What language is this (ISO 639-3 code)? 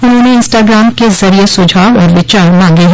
hin